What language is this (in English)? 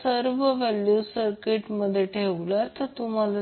Marathi